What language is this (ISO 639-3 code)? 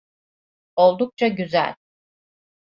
tur